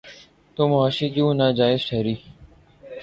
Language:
Urdu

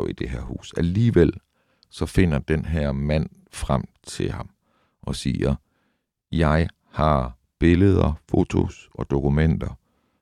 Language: Danish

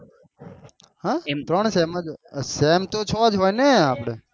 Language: Gujarati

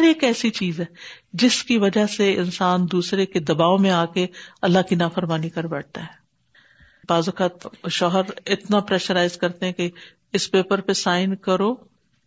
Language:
Urdu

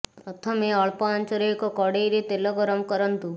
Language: Odia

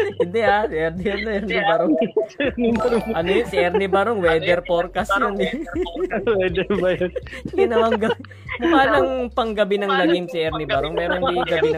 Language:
Filipino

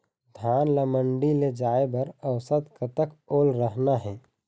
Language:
Chhattisgarhi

